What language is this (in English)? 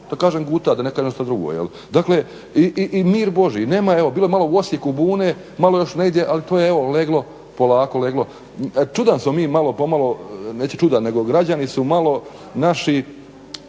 Croatian